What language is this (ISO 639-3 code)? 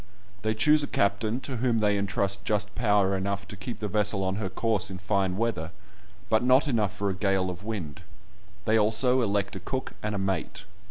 eng